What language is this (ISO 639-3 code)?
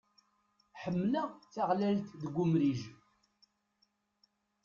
kab